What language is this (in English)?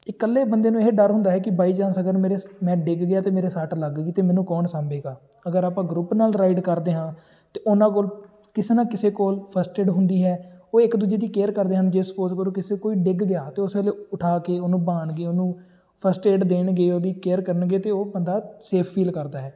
Punjabi